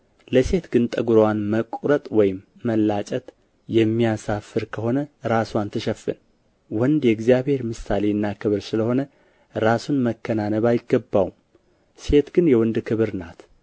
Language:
Amharic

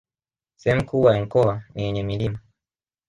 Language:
Swahili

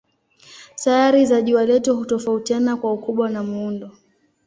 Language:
Swahili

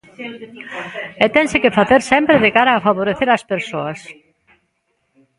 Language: Galician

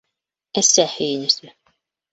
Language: Bashkir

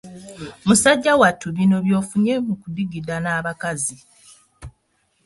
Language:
Ganda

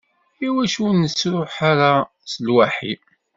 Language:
Kabyle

